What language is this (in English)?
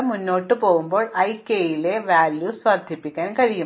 Malayalam